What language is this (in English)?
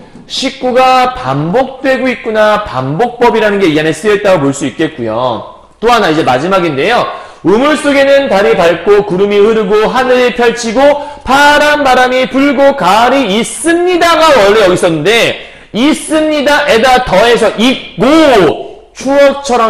Korean